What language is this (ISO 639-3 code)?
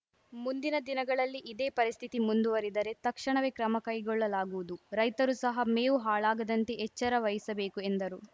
kan